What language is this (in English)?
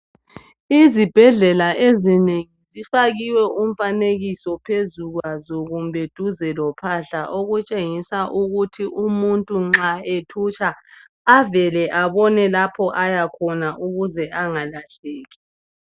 North Ndebele